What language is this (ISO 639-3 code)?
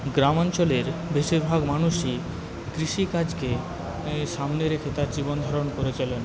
ben